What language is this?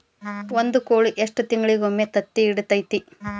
Kannada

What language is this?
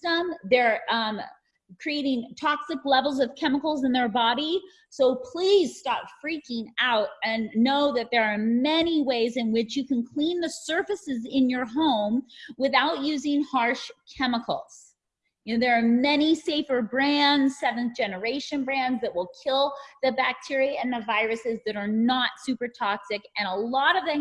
English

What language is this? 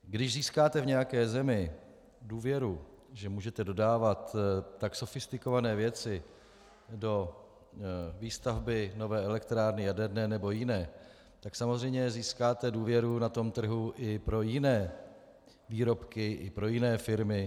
Czech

